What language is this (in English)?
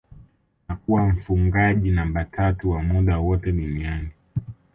Swahili